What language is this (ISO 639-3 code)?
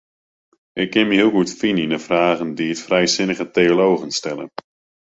fry